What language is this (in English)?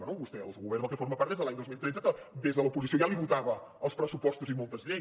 Catalan